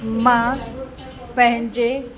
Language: Sindhi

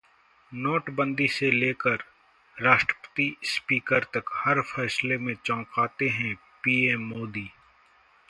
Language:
Hindi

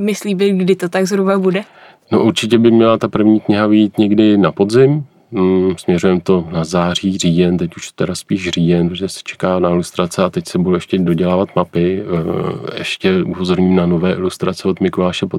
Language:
Czech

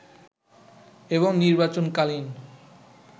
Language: Bangla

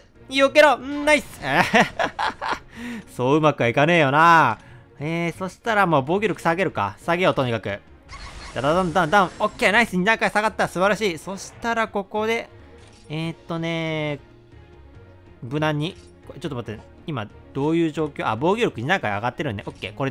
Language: Japanese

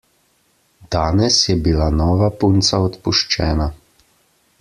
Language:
Slovenian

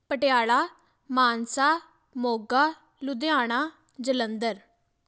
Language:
Punjabi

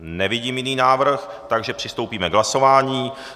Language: Czech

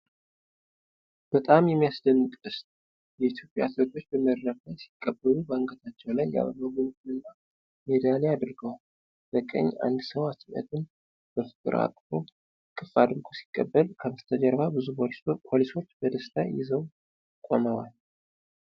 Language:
Amharic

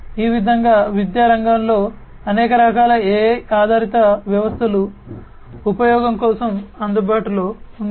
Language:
Telugu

